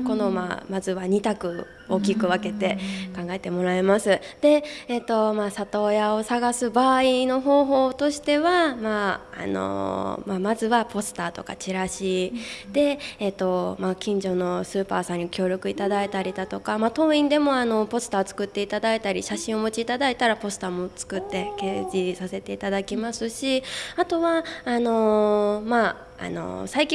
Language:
Japanese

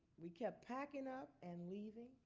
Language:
English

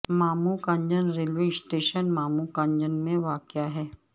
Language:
Urdu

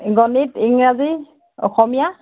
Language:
Assamese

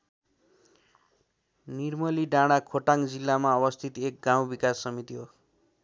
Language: Nepali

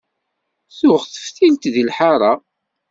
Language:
Kabyle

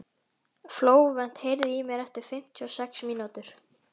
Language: Icelandic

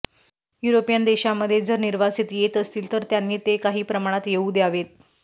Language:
Marathi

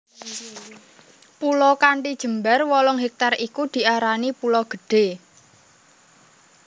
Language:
Javanese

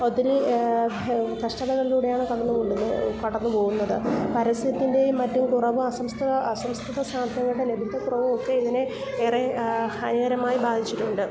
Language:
Malayalam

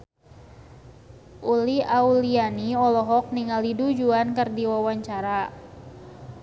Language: Sundanese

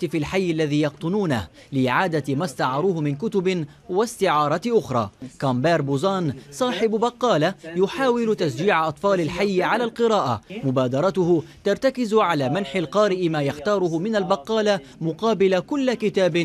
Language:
Arabic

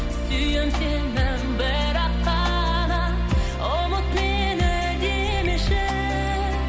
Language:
Kazakh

